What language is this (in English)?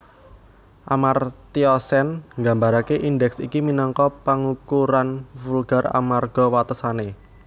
Javanese